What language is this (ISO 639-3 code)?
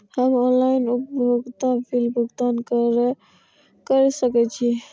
mai